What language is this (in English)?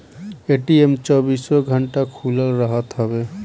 Bhojpuri